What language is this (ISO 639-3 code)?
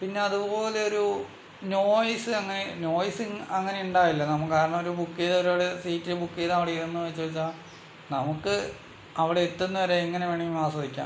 mal